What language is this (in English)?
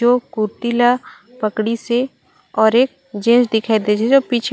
Chhattisgarhi